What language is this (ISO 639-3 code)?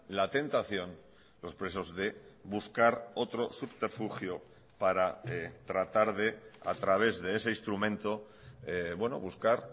spa